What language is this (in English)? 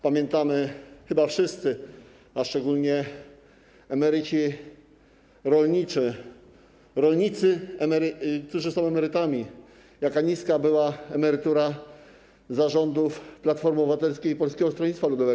Polish